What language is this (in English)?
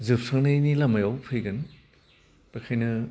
Bodo